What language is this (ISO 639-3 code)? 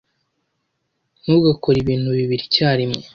kin